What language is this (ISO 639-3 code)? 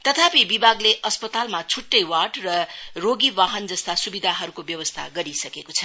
nep